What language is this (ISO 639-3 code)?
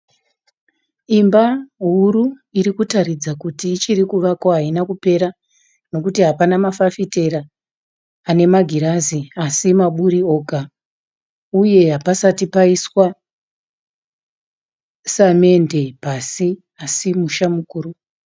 sna